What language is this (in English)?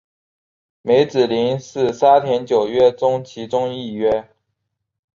Chinese